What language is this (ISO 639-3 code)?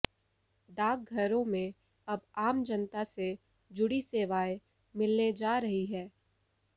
hin